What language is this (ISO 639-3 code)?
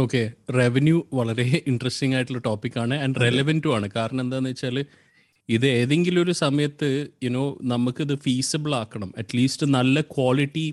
mal